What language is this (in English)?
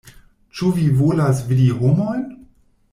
Esperanto